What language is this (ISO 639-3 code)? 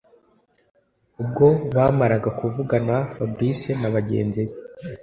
kin